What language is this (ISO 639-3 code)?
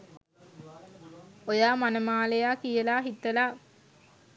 sin